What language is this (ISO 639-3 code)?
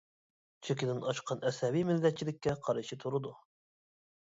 uig